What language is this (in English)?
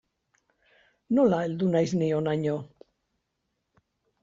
Basque